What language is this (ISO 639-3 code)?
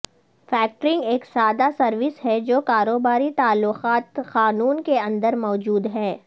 urd